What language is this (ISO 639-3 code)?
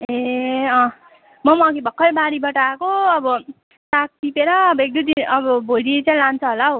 nep